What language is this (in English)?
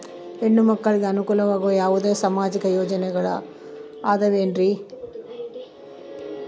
Kannada